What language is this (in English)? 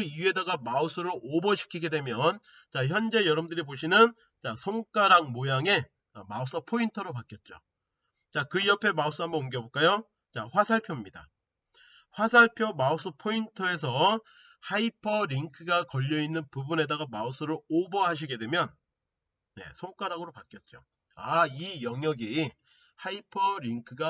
Korean